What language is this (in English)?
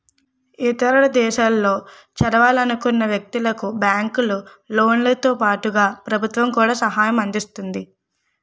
Telugu